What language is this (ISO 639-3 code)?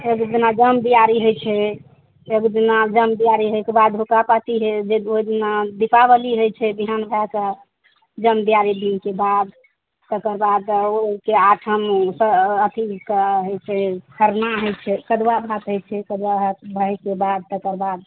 mai